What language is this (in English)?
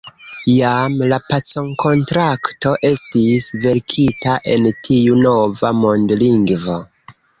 Esperanto